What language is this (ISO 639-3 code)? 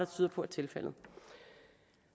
dan